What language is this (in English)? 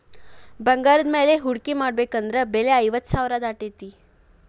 Kannada